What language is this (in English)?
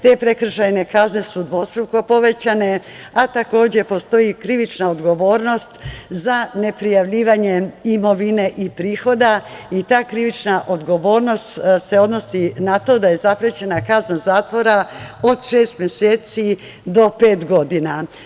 Serbian